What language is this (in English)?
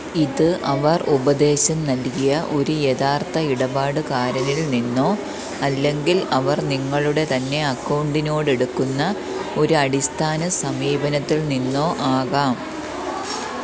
Malayalam